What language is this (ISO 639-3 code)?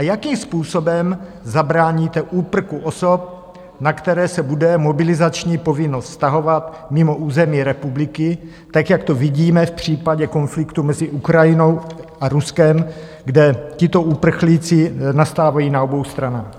ces